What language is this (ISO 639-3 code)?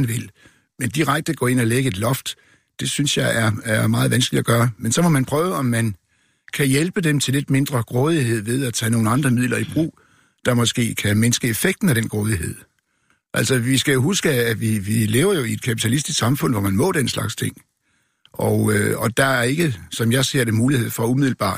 dan